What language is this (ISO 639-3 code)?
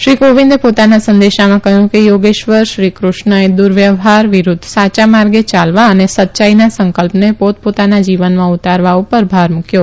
guj